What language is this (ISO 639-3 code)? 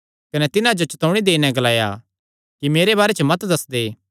xnr